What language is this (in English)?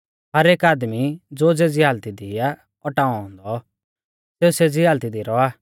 Mahasu Pahari